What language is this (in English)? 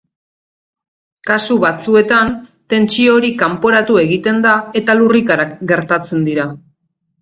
Basque